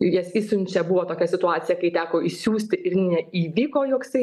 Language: Lithuanian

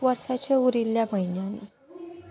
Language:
Konkani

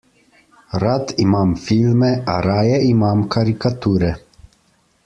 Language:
Slovenian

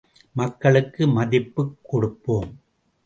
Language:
Tamil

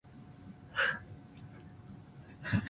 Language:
Chinese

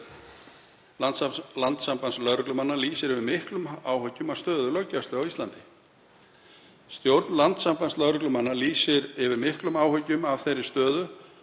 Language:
Icelandic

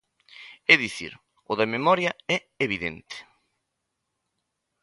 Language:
Galician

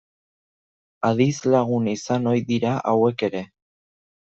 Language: Basque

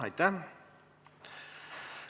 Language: Estonian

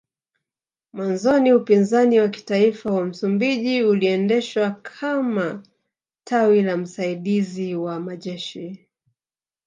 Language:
Swahili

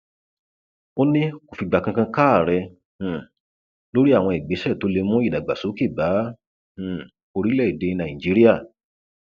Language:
Yoruba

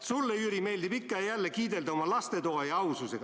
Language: Estonian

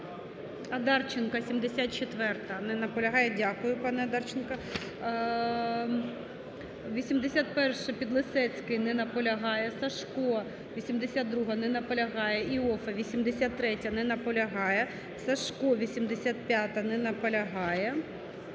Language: Ukrainian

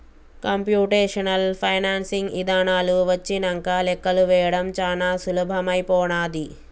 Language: Telugu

